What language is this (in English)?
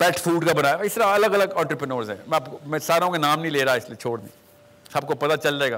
Urdu